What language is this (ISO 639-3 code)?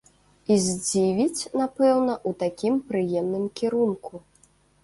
bel